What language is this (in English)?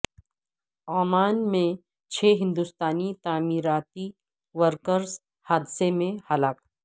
Urdu